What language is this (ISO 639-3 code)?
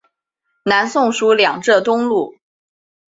zho